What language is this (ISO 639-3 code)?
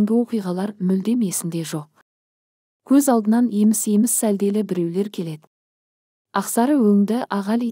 tur